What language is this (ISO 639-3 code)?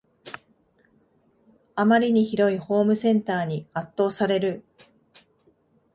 jpn